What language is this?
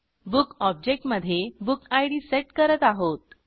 Marathi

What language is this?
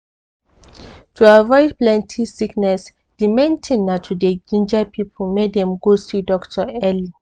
Nigerian Pidgin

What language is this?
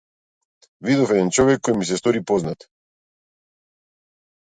Macedonian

